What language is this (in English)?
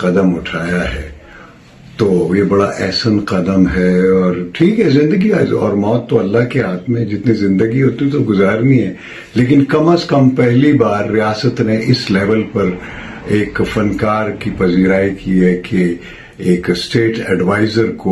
English